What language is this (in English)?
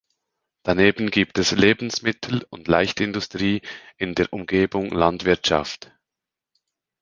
German